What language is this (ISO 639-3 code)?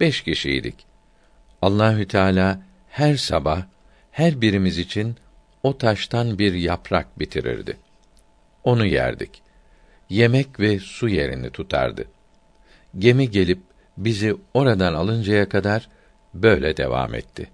tur